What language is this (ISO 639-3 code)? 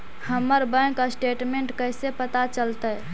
mag